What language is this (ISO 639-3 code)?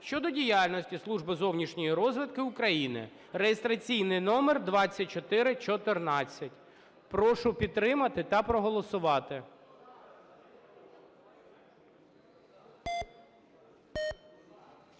ukr